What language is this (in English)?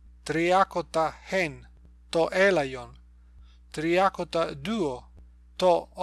Greek